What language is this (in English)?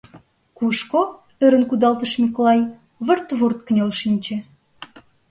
Mari